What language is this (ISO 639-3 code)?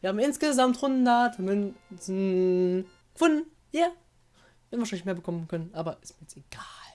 deu